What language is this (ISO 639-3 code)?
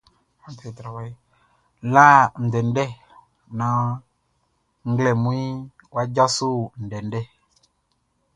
bci